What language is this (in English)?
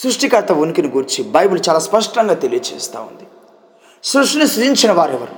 Telugu